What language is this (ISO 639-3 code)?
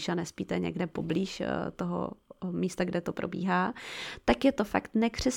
ces